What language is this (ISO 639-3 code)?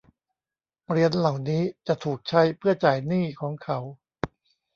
tha